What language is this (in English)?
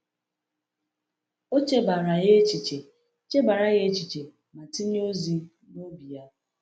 Igbo